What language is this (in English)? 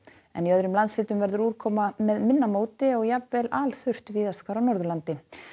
Icelandic